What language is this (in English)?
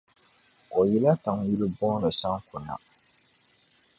Dagbani